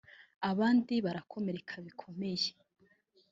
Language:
Kinyarwanda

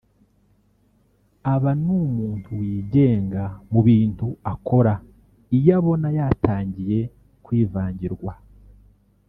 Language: Kinyarwanda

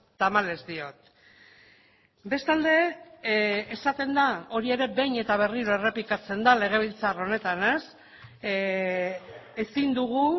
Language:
Basque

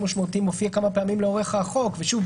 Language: Hebrew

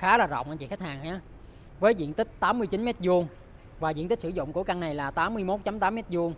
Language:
Vietnamese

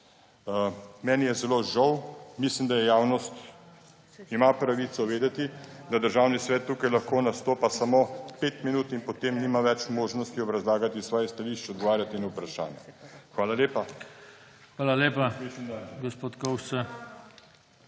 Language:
Slovenian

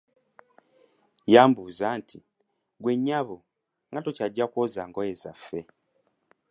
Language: Ganda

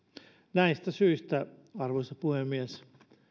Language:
Finnish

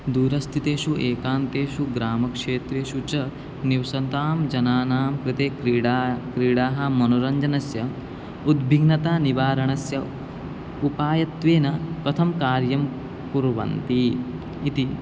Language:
Sanskrit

